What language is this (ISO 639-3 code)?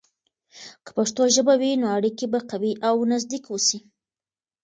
pus